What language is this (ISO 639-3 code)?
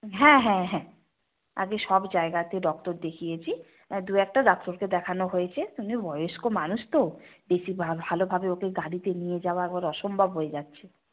ben